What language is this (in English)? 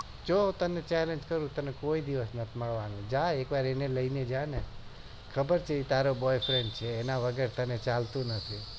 Gujarati